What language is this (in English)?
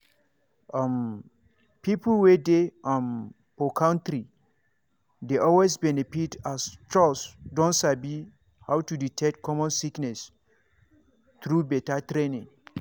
Nigerian Pidgin